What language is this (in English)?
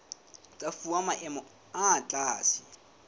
Southern Sotho